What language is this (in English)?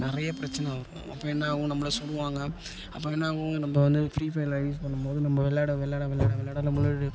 Tamil